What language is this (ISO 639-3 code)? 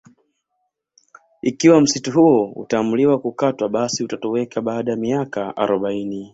swa